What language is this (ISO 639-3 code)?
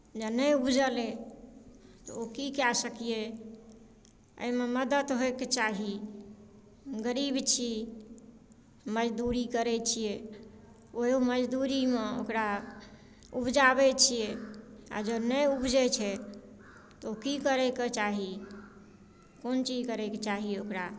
mai